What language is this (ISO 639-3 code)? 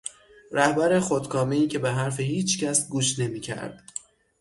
fas